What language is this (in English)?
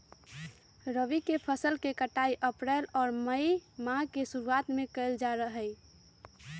Magahi